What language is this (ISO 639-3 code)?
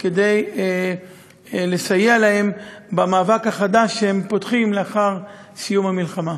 heb